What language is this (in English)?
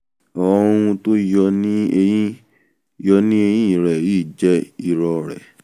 Yoruba